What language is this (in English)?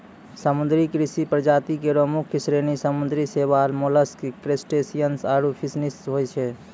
Maithili